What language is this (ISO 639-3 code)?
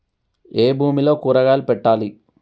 tel